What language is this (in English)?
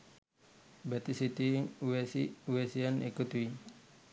Sinhala